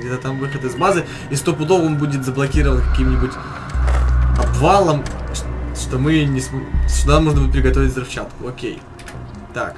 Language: Russian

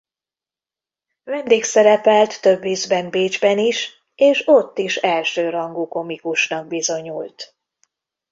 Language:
Hungarian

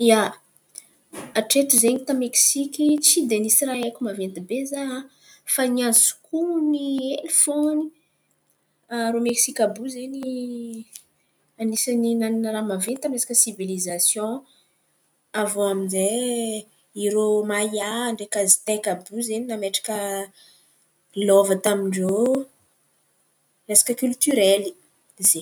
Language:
Antankarana Malagasy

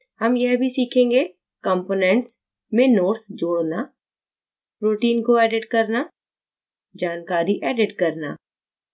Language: Hindi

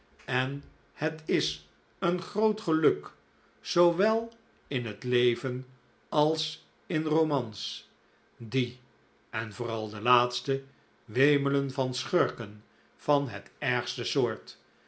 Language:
Dutch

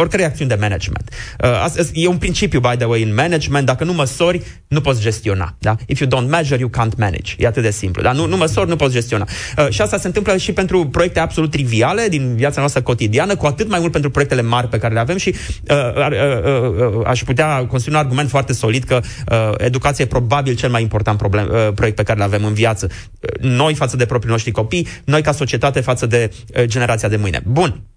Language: Romanian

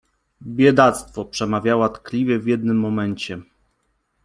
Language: Polish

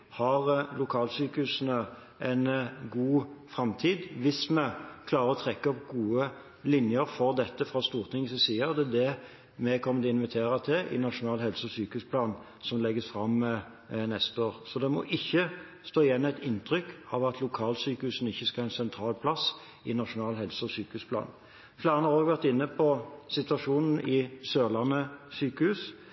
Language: Norwegian Bokmål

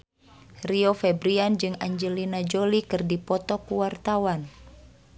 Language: Sundanese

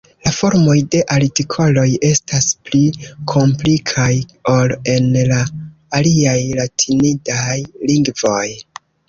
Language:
Esperanto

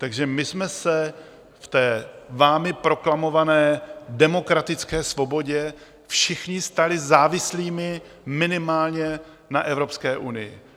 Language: Czech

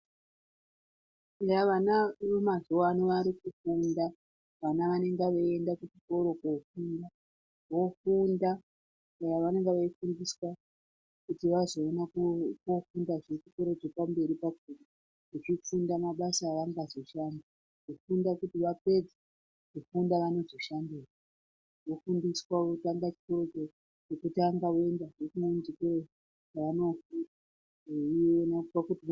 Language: Ndau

